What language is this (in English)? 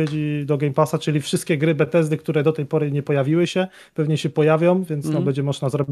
Polish